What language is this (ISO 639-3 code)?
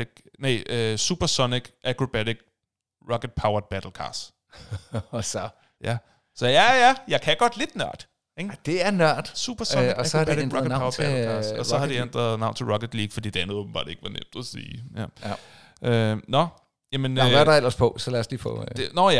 dan